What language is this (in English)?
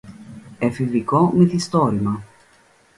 Greek